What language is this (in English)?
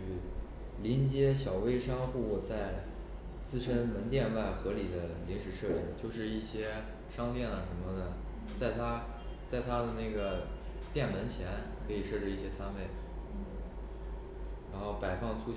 Chinese